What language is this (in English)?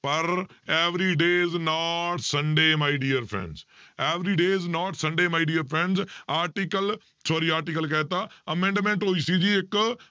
Punjabi